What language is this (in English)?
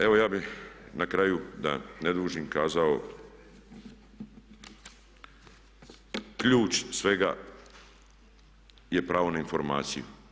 Croatian